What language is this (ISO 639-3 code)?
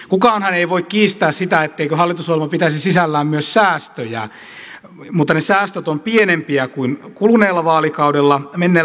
fin